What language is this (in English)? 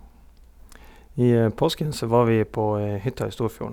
Norwegian